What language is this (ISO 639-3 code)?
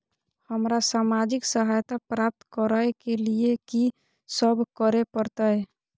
mai